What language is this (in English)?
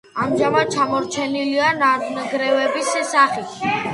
Georgian